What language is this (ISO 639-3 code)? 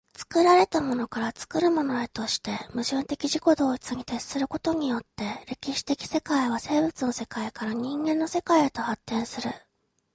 jpn